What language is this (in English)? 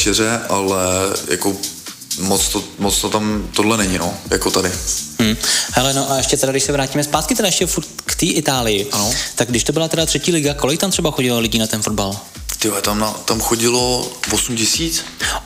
Czech